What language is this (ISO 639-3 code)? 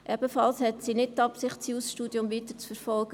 gsw